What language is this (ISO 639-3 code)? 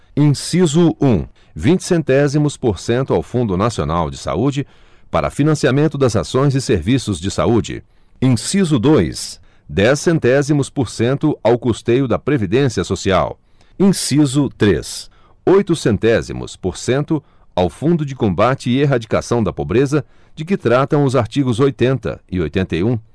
por